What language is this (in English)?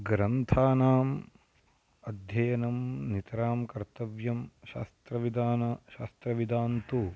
Sanskrit